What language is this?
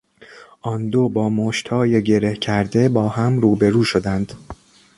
Persian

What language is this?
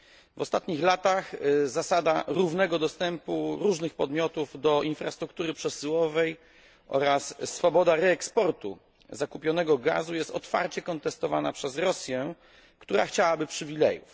Polish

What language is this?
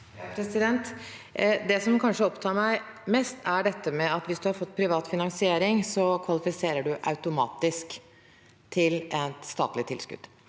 Norwegian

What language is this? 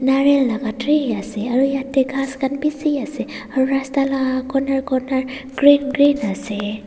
Naga Pidgin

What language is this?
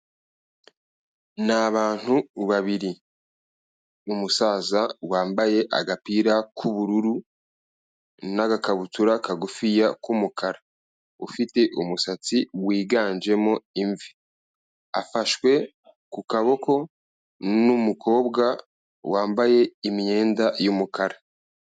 Kinyarwanda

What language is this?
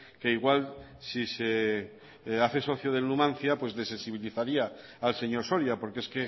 Spanish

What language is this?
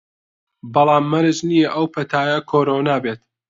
Central Kurdish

